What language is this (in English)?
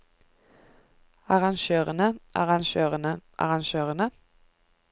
Norwegian